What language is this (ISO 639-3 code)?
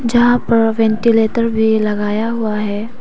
hin